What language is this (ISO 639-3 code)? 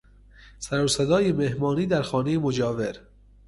fas